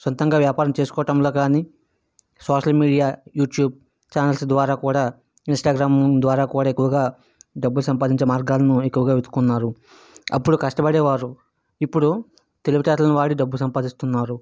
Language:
Telugu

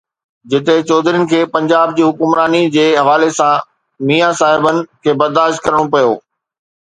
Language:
Sindhi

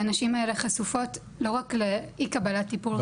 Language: Hebrew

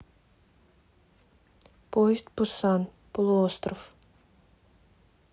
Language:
Russian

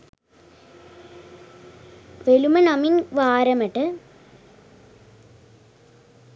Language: Sinhala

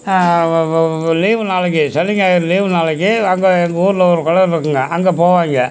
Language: Tamil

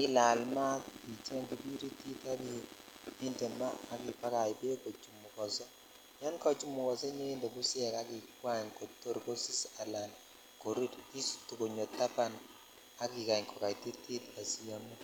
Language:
Kalenjin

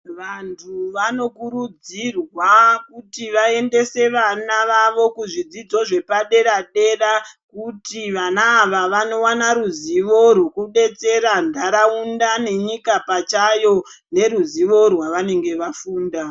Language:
Ndau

